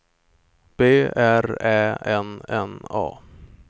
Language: Swedish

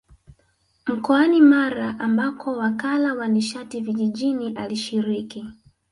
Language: Swahili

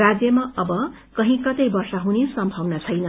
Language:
Nepali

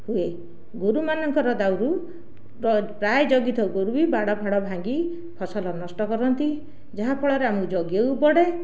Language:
Odia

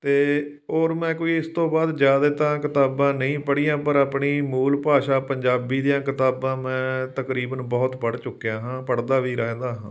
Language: Punjabi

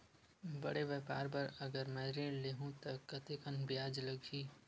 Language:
Chhattisgarhi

